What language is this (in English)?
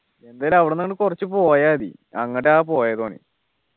Malayalam